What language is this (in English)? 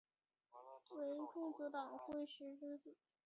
Chinese